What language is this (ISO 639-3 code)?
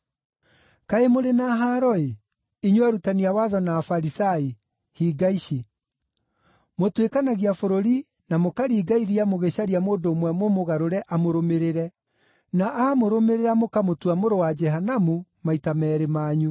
kik